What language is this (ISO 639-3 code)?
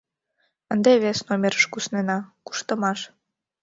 chm